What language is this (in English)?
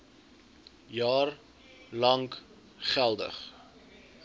Afrikaans